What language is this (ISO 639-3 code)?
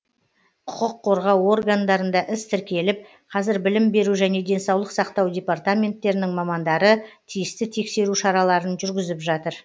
kaz